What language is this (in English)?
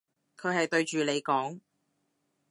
Cantonese